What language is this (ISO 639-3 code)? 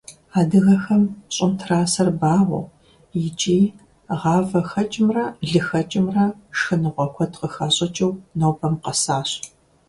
kbd